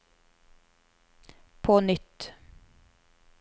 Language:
Norwegian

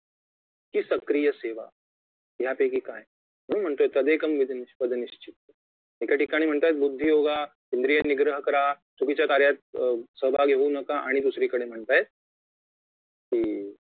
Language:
Marathi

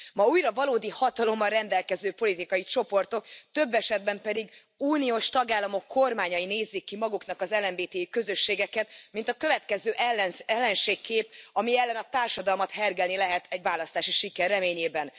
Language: Hungarian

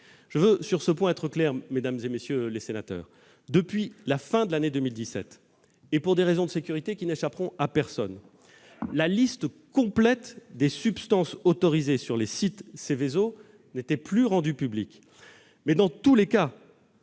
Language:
French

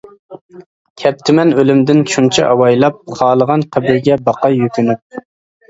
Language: Uyghur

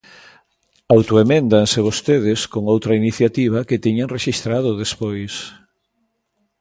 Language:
Galician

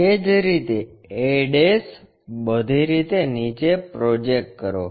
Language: Gujarati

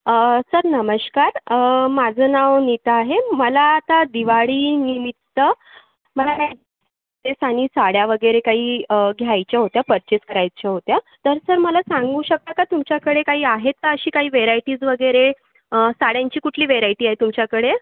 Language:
Marathi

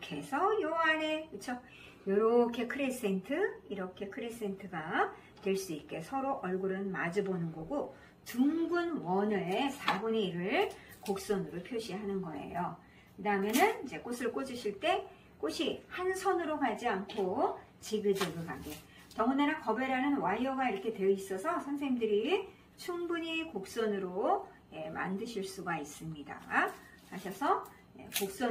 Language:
Korean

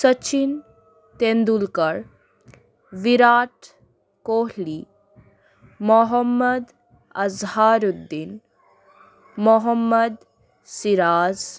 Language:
Bangla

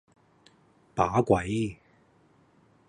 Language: Cantonese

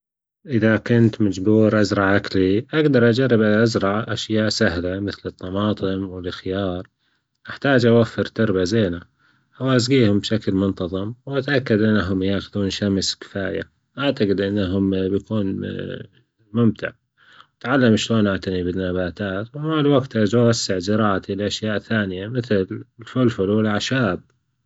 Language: Gulf Arabic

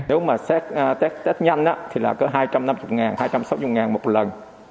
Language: Vietnamese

